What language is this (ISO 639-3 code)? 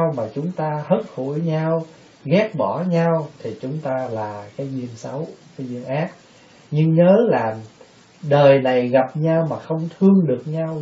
vie